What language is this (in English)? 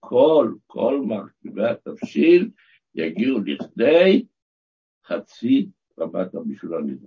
Hebrew